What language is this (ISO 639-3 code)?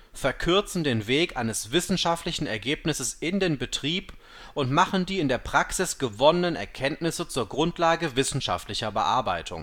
deu